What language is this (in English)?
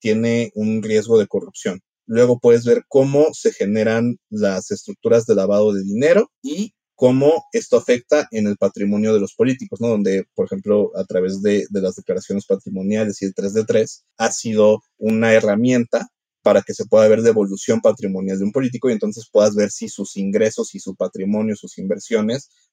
Spanish